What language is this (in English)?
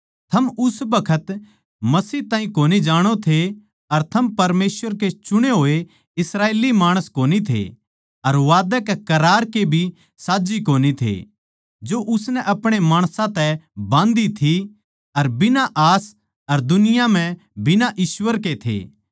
Haryanvi